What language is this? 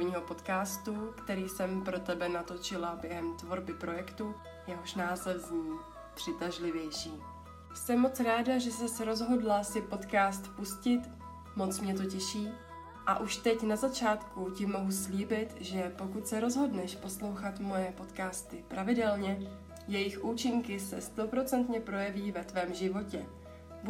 Czech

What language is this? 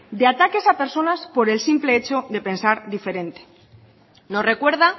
Spanish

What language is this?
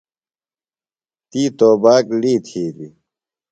Phalura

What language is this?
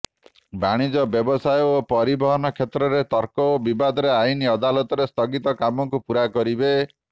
Odia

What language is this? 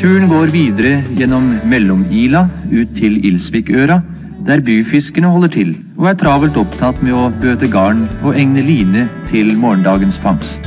Norwegian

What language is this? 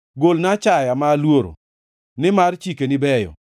Luo (Kenya and Tanzania)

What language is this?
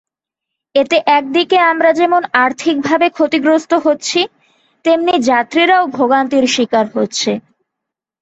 Bangla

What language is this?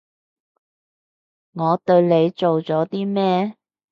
Cantonese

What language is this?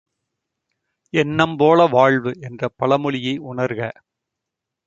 Tamil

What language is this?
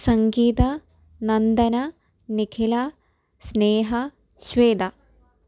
Malayalam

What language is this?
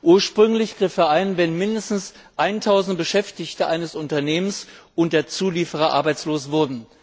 German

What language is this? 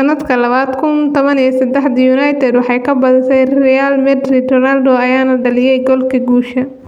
Somali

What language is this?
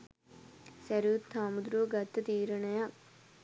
Sinhala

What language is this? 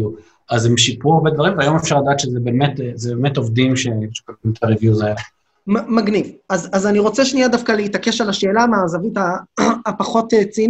Hebrew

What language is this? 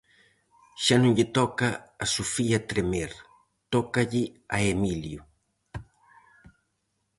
Galician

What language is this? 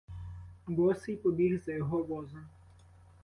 Ukrainian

